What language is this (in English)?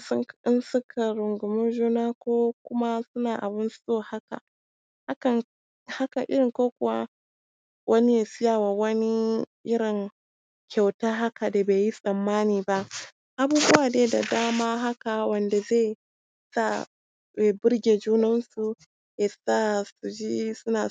Hausa